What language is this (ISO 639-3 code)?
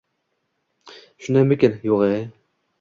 uzb